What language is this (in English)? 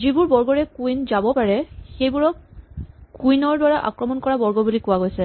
Assamese